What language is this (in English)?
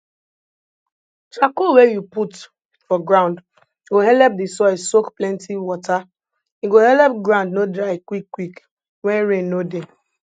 Nigerian Pidgin